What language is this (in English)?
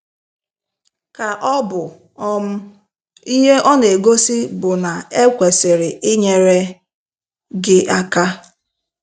Igbo